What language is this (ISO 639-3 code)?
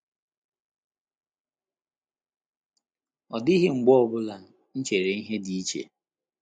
ibo